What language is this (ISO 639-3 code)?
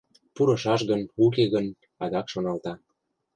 chm